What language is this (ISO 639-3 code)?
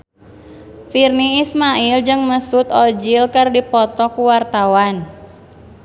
sun